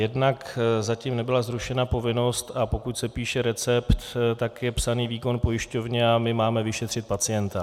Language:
Czech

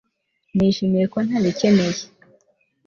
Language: Kinyarwanda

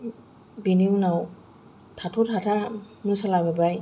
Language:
Bodo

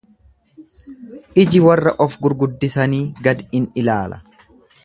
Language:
Oromo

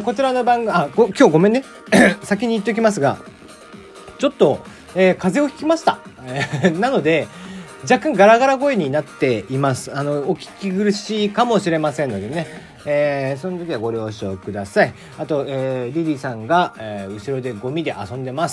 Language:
Japanese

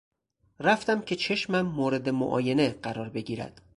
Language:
Persian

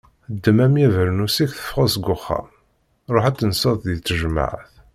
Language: Kabyle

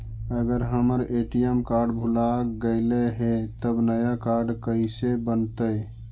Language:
Magahi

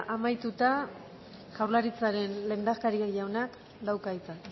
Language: Basque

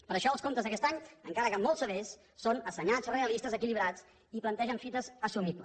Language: Catalan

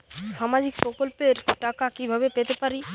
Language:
Bangla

